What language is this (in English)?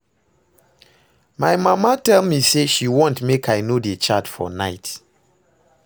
Nigerian Pidgin